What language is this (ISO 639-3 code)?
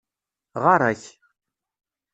kab